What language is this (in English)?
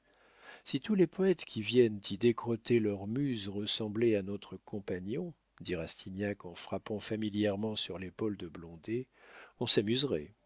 French